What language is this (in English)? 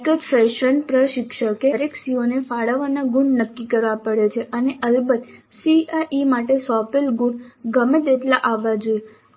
Gujarati